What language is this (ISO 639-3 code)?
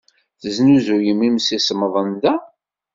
kab